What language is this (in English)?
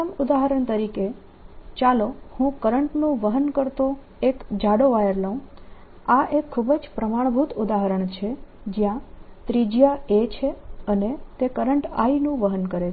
Gujarati